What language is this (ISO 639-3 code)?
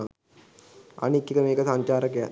sin